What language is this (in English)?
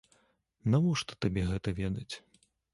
Belarusian